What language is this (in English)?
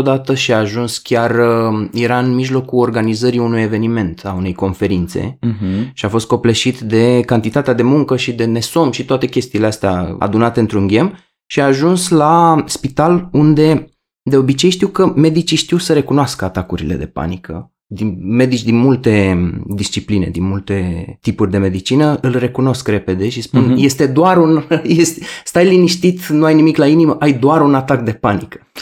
Romanian